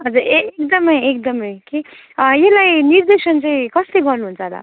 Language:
Nepali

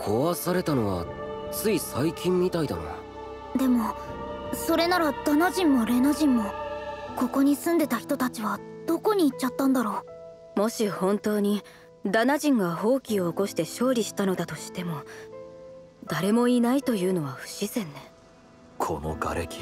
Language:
Japanese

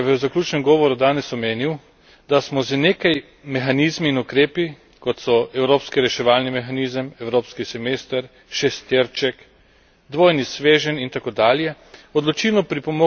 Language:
Slovenian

